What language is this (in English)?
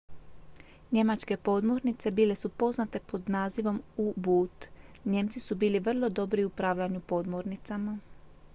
Croatian